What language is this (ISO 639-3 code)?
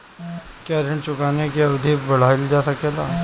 bho